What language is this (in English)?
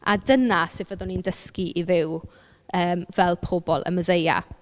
Welsh